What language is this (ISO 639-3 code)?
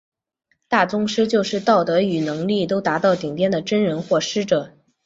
zho